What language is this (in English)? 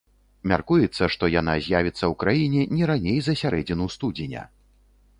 Belarusian